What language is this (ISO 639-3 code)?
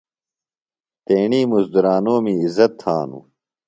phl